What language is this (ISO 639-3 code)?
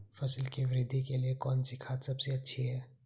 hin